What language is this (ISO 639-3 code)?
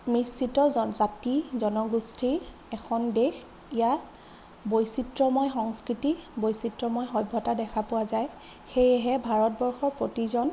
asm